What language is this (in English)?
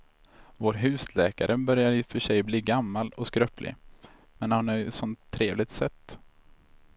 Swedish